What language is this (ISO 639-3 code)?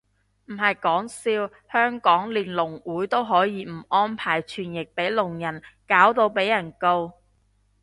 yue